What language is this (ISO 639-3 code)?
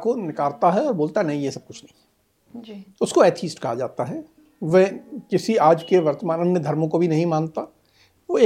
hin